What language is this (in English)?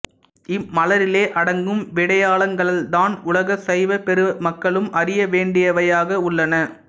Tamil